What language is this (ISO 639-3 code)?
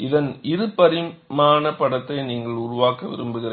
tam